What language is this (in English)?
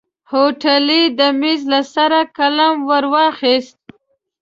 Pashto